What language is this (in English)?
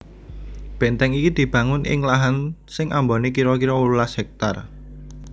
Javanese